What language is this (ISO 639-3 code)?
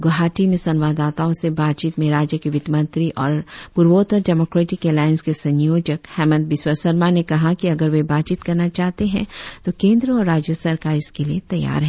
hin